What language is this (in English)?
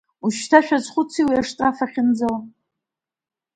Abkhazian